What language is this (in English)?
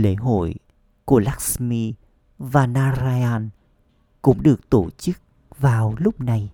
Vietnamese